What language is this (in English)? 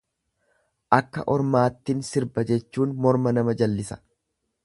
Oromo